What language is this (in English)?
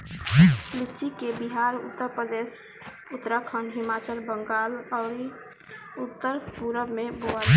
Bhojpuri